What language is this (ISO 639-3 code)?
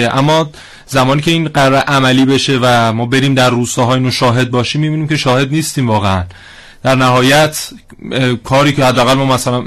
fas